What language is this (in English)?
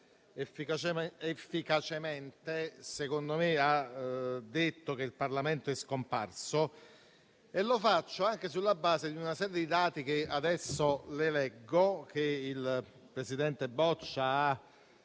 Italian